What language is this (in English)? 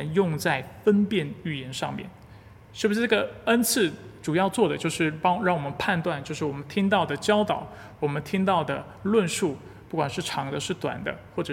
Chinese